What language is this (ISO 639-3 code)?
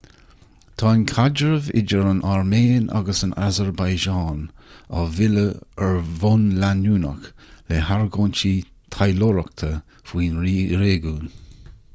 gle